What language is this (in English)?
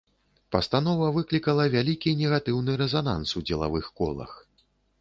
Belarusian